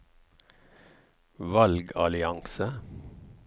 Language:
Norwegian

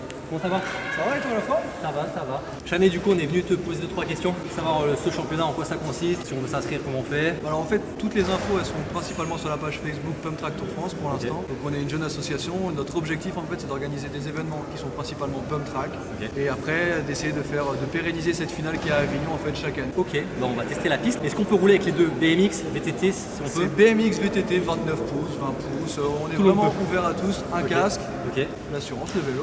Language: French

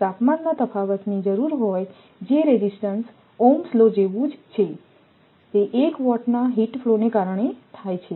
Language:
Gujarati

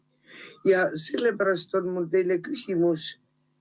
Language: Estonian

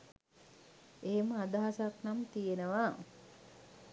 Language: Sinhala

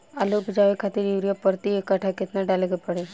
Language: Bhojpuri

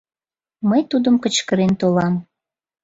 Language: Mari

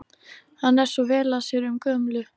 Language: Icelandic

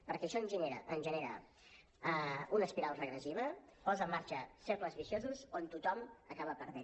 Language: Catalan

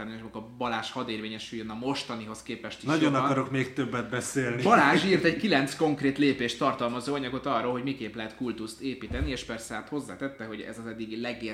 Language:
Hungarian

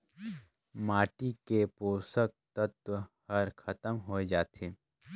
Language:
Chhattisgarhi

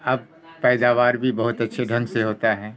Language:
Urdu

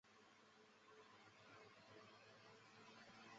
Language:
Chinese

